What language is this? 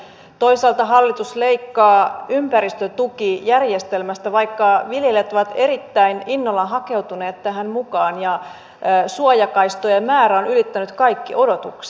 Finnish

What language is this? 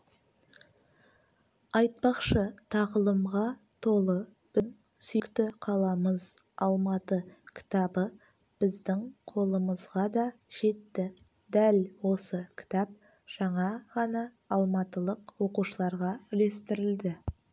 Kazakh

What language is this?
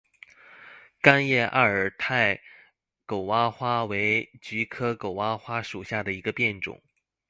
Chinese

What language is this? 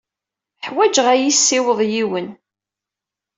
Kabyle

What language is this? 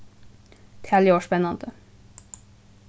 Faroese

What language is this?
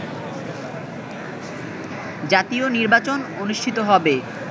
Bangla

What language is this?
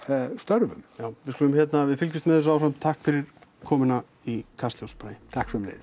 Icelandic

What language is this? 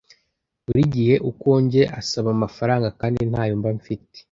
Kinyarwanda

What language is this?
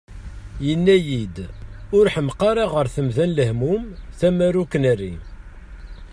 Kabyle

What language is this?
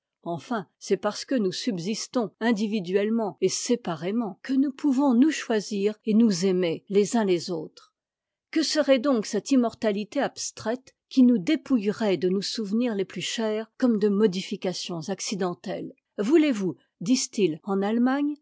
French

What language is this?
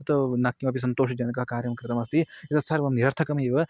Sanskrit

